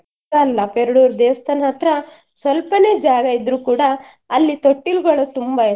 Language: Kannada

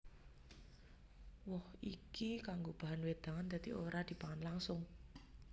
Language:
Javanese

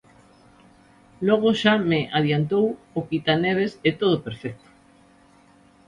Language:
Galician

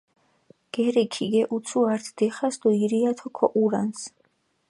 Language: Mingrelian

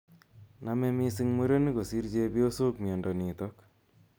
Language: Kalenjin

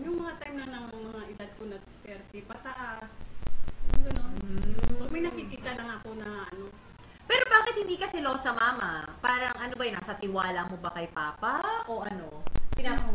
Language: Filipino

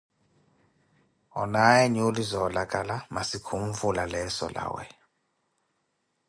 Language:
Koti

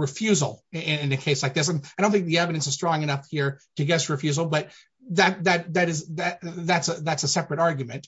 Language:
English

